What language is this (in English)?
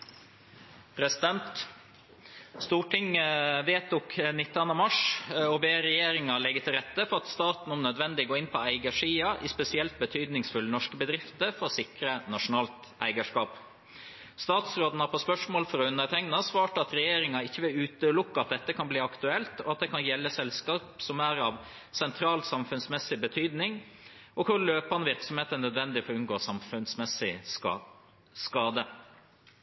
Norwegian Bokmål